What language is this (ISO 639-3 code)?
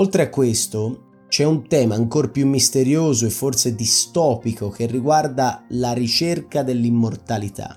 ita